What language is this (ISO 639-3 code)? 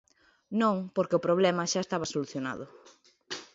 glg